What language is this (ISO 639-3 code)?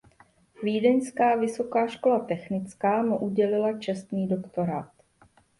ces